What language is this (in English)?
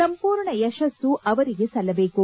Kannada